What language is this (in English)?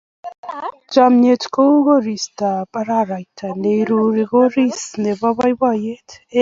Kalenjin